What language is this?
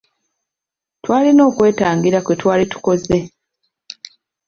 Ganda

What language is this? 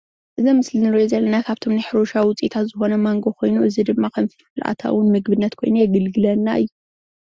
Tigrinya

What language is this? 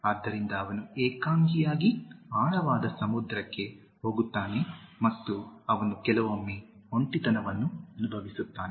Kannada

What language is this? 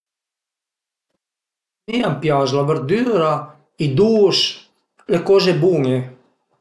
Piedmontese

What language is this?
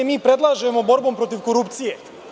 Serbian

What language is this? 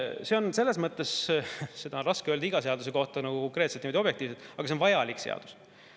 Estonian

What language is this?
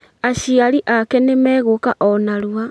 Kikuyu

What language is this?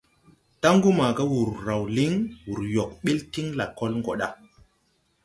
Tupuri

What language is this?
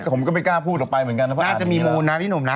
Thai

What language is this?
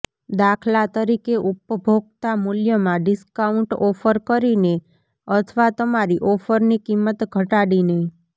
Gujarati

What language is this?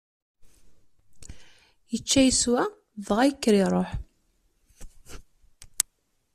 Kabyle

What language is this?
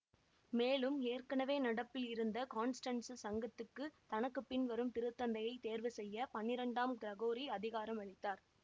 Tamil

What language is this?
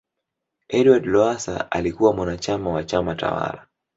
Swahili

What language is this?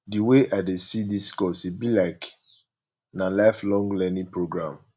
Nigerian Pidgin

